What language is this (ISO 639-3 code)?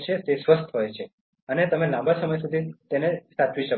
guj